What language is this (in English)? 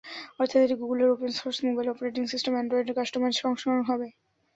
Bangla